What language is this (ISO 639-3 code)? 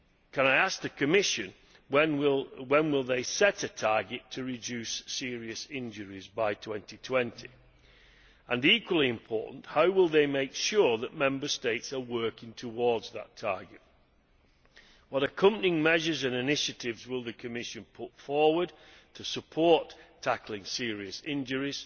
eng